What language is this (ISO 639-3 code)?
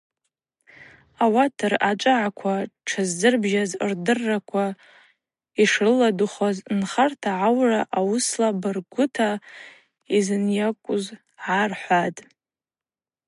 abq